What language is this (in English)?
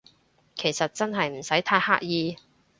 Cantonese